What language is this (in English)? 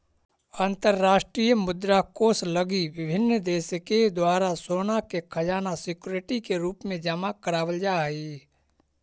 Magahi